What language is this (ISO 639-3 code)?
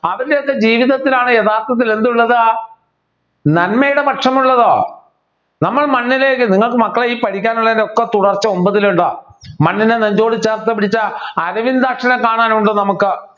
mal